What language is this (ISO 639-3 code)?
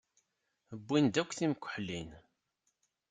kab